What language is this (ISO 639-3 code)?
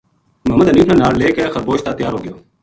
gju